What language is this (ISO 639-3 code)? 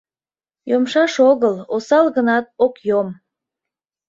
chm